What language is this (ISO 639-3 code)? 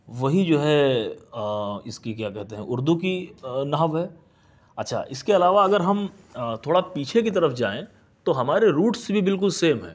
urd